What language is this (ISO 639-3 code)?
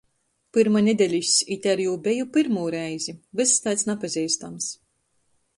ltg